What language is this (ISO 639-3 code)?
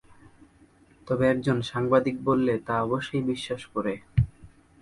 ben